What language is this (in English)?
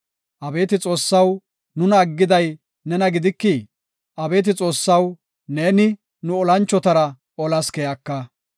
Gofa